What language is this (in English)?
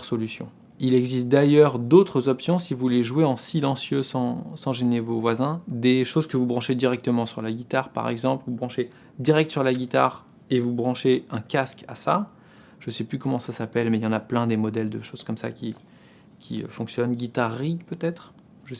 French